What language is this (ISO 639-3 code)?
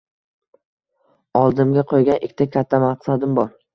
uzb